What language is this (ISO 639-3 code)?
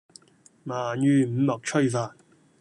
yue